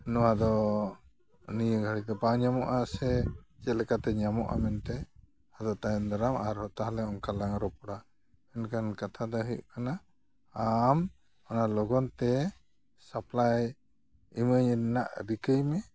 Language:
Santali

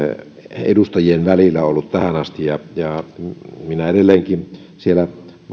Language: Finnish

